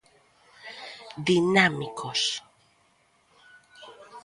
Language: Galician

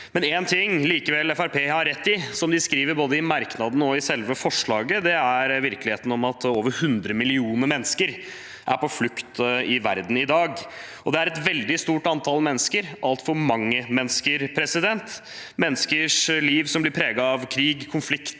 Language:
Norwegian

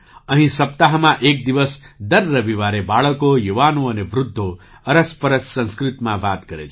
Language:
Gujarati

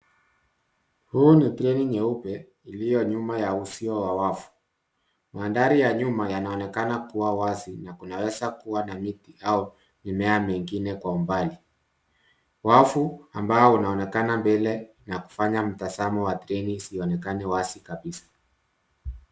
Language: Swahili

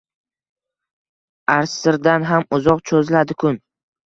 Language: Uzbek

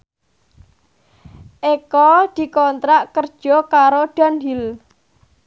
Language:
Javanese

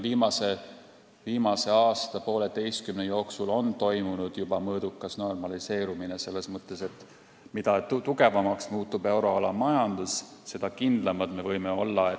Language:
Estonian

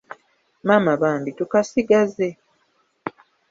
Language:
Ganda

